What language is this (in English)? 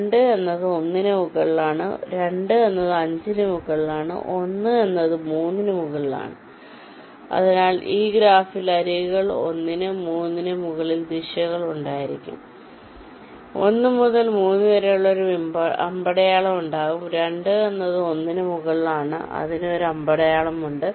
Malayalam